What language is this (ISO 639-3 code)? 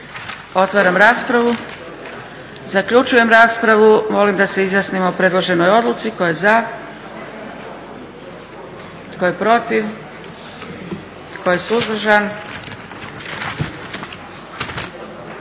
hrv